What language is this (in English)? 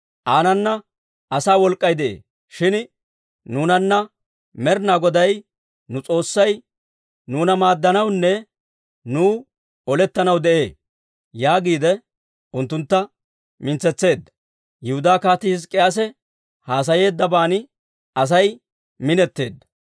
Dawro